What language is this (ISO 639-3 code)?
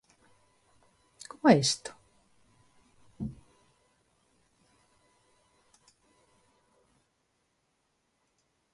glg